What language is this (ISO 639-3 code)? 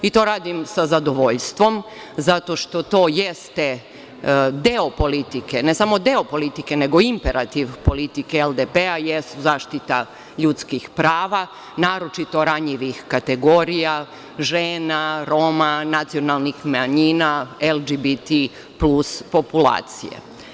srp